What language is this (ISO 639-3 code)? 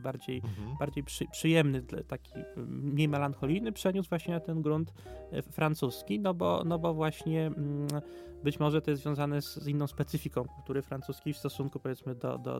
pol